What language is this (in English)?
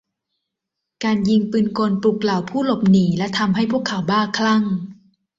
Thai